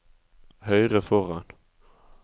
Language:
Norwegian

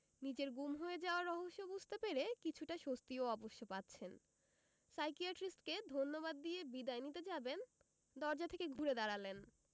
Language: Bangla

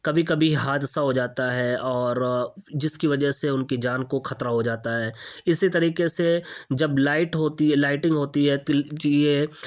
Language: Urdu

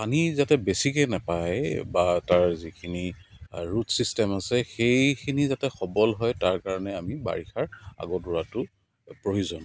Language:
Assamese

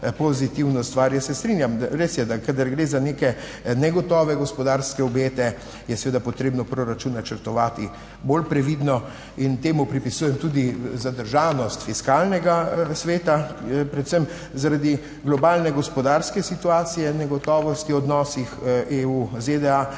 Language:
Slovenian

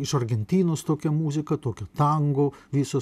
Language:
Lithuanian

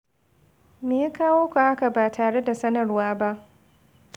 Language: Hausa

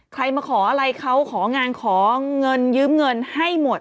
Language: Thai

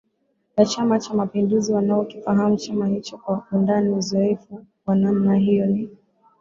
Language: Swahili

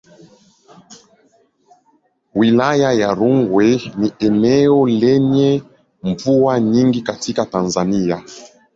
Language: Swahili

